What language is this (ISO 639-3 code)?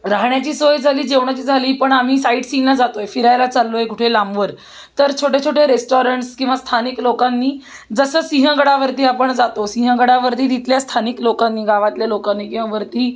mar